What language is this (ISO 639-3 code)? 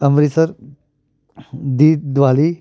pan